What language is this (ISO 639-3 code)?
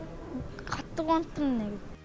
kaz